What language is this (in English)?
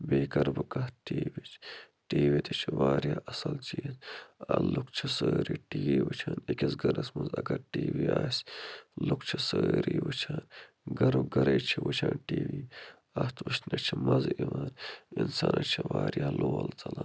Kashmiri